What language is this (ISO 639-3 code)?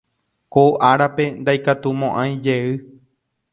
grn